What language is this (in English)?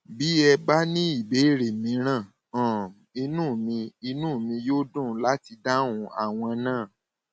Yoruba